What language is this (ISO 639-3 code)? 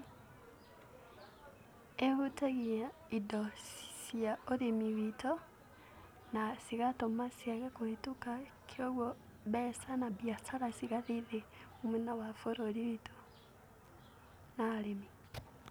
kik